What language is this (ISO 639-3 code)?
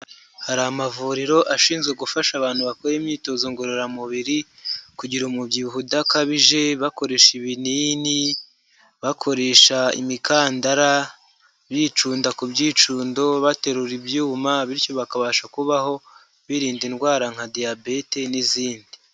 kin